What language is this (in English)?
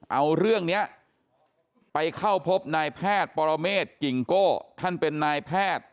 Thai